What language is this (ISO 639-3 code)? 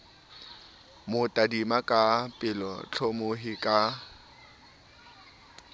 sot